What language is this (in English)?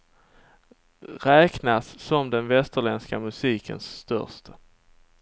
Swedish